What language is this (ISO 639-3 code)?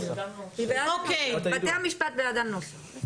heb